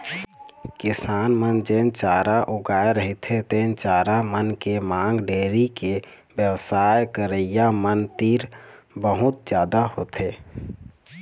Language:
Chhattisgarhi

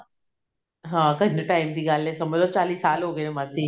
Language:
Punjabi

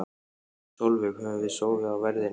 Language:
Icelandic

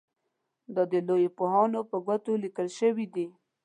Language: Pashto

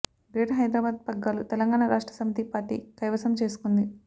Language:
Telugu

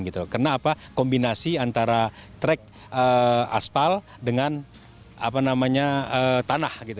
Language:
Indonesian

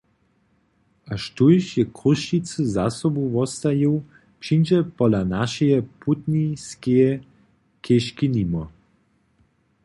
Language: Upper Sorbian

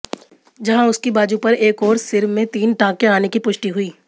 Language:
Hindi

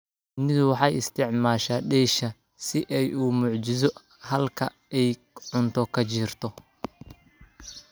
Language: Somali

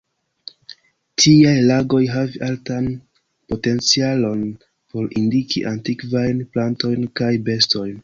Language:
Esperanto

